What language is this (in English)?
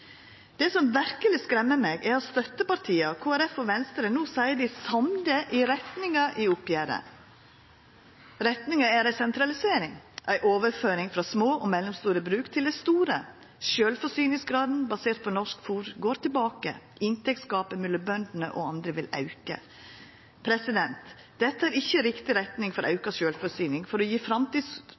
Norwegian Nynorsk